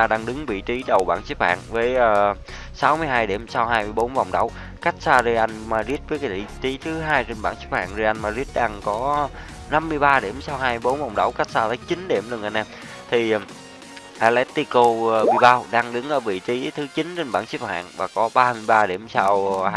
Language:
Vietnamese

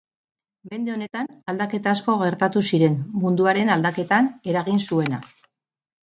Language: Basque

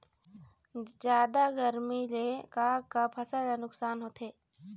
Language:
Chhattisgarhi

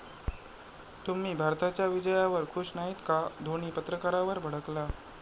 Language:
Marathi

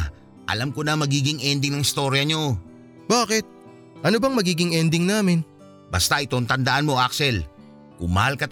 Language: Filipino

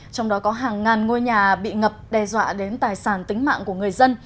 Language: Vietnamese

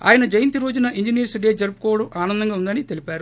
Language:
Telugu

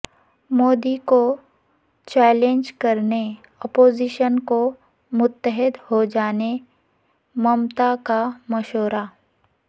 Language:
Urdu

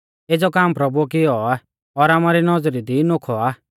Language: Mahasu Pahari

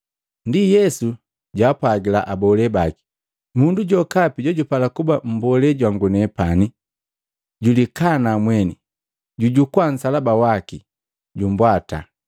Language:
Matengo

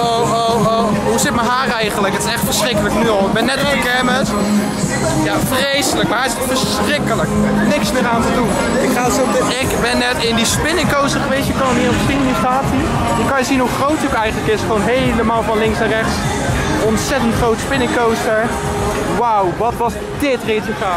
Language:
Dutch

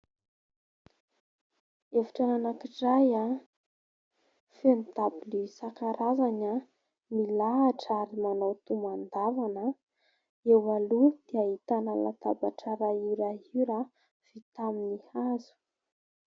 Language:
Malagasy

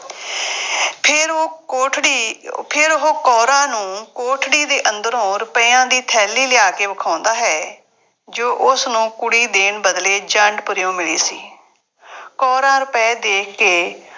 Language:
Punjabi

